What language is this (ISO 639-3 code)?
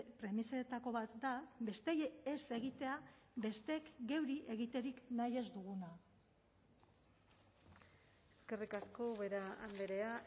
eus